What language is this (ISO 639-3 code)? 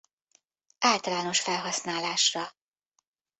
hun